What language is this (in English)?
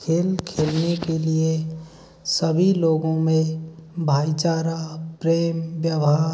Hindi